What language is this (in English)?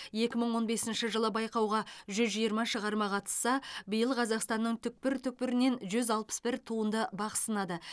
Kazakh